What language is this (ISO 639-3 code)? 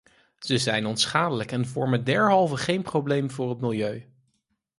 nld